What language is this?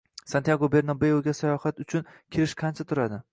Uzbek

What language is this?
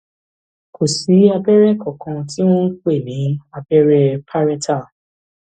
Yoruba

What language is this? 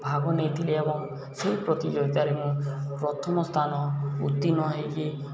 Odia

